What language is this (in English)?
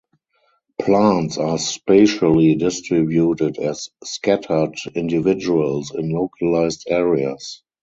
English